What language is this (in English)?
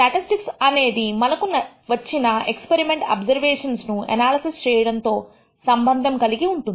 Telugu